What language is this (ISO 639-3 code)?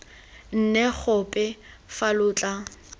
tsn